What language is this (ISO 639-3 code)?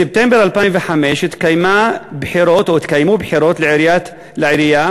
heb